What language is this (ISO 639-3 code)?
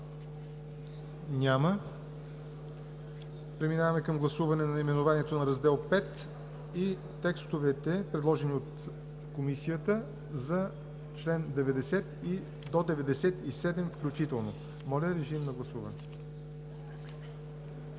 bul